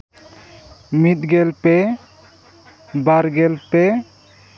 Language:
Santali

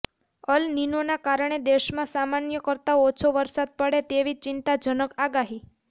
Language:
Gujarati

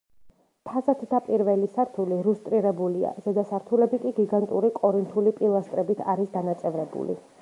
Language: Georgian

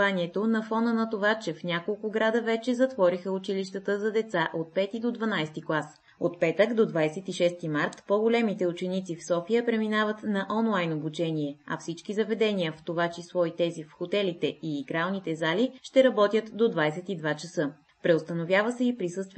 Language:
Bulgarian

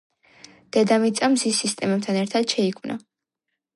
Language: Georgian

